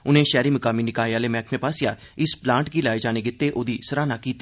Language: Dogri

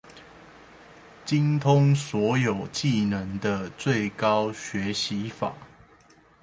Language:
Chinese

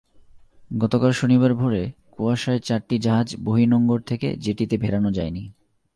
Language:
Bangla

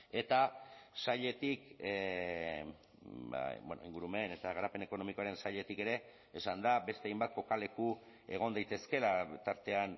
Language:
Basque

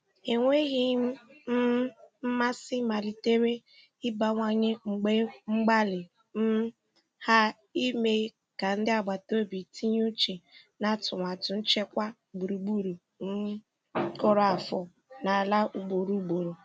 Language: Igbo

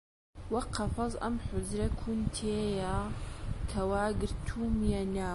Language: Central Kurdish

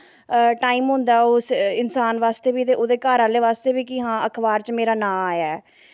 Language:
Dogri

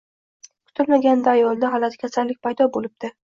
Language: Uzbek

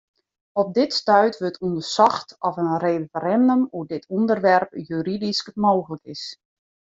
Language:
Western Frisian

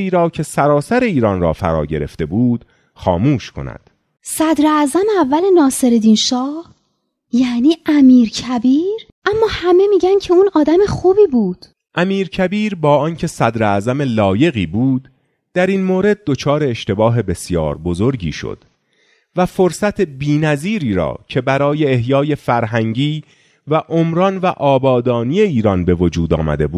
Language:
Persian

